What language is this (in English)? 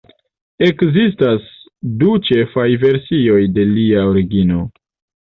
Esperanto